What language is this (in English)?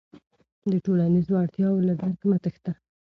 Pashto